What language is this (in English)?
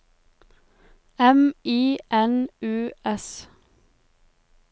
Norwegian